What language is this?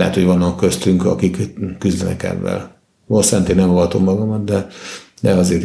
Hungarian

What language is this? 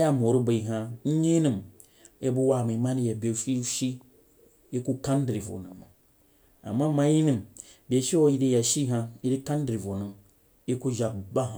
Jiba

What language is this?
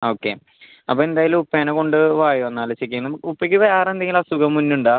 Malayalam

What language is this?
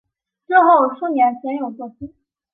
Chinese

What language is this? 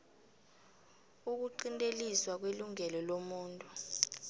South Ndebele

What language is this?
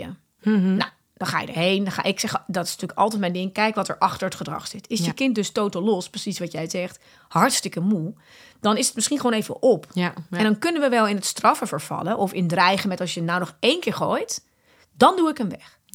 Dutch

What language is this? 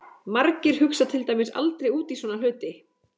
Icelandic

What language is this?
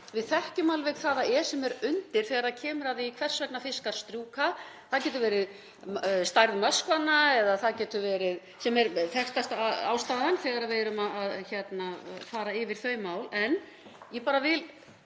Icelandic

